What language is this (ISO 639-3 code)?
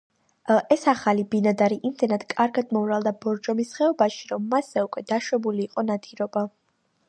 kat